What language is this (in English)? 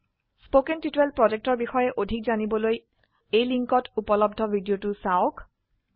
Assamese